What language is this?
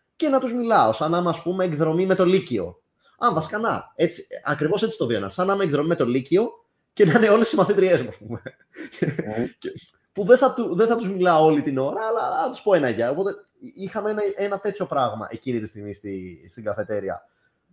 Greek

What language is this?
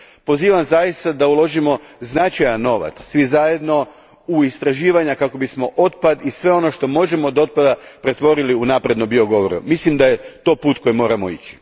Croatian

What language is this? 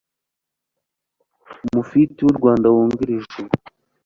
Kinyarwanda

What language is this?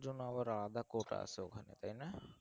Bangla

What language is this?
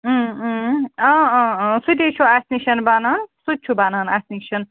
Kashmiri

